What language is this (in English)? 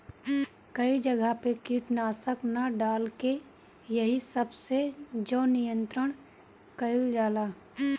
Bhojpuri